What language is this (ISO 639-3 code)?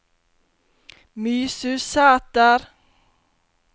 nor